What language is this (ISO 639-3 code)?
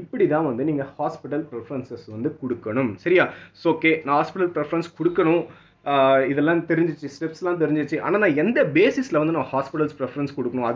tam